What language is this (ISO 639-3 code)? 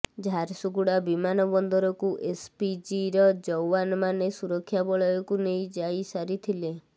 ori